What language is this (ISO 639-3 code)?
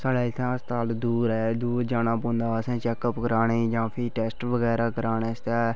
doi